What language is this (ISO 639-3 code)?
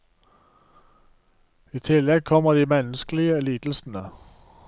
nor